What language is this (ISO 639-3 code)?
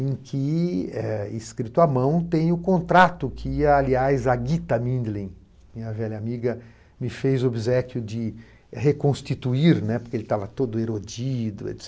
por